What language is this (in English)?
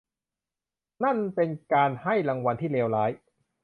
Thai